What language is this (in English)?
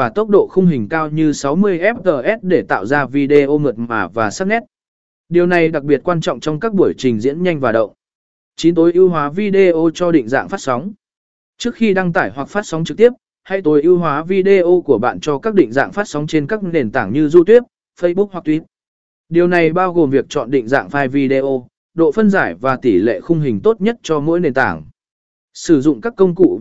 Vietnamese